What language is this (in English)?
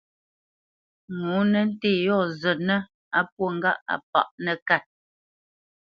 Bamenyam